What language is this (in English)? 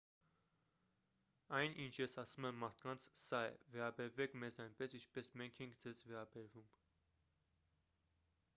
Armenian